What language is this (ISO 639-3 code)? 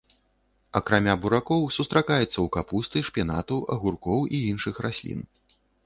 bel